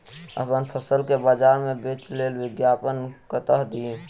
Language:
Maithili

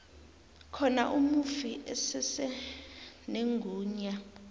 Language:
South Ndebele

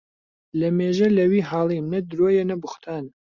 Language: Central Kurdish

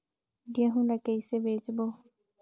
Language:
Chhattisgarhi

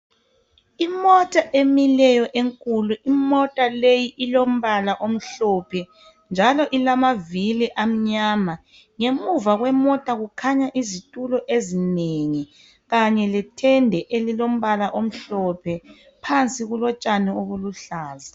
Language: North Ndebele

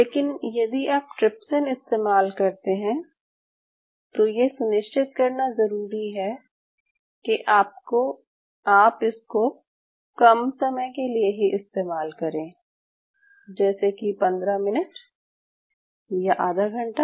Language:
Hindi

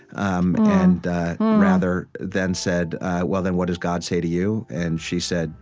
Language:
English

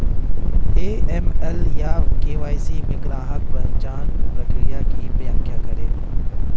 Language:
Hindi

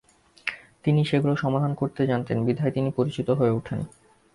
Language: Bangla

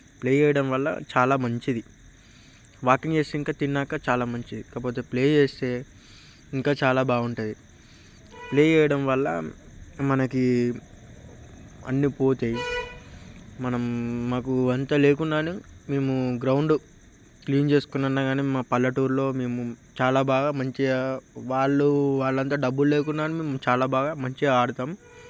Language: Telugu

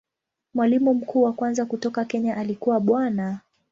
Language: Swahili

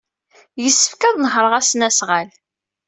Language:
Kabyle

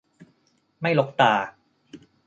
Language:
Thai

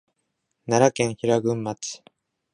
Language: Japanese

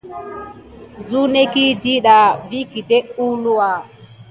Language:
Gidar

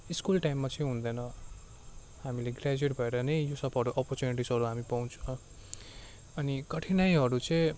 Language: Nepali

